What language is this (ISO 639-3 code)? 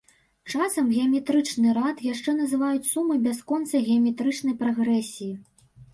bel